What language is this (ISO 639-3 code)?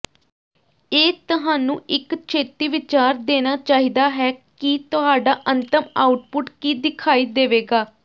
pan